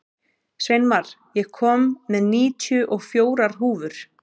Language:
Icelandic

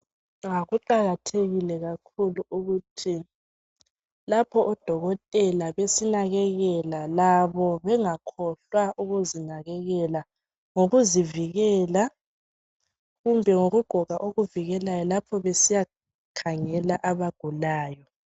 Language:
North Ndebele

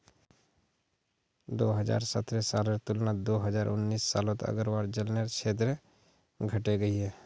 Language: Magahi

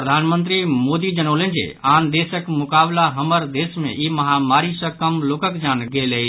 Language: Maithili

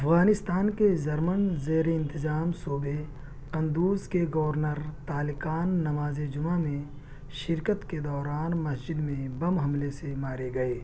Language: Urdu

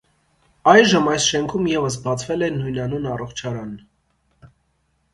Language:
Armenian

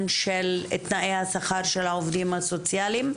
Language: Hebrew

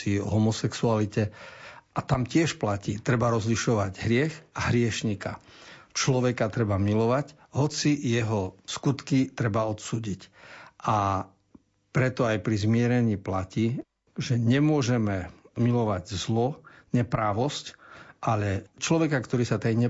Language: Slovak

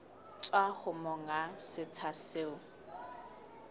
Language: Southern Sotho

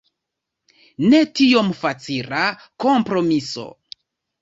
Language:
Esperanto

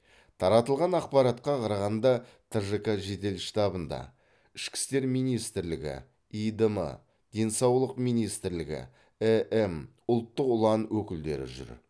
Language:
Kazakh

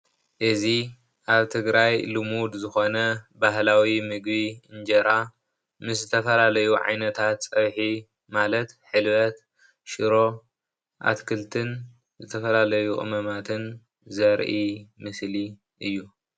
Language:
Tigrinya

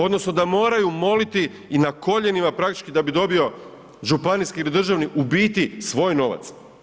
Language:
Croatian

